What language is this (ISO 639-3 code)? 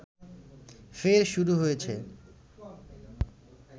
ben